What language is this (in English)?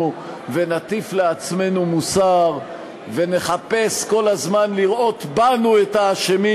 Hebrew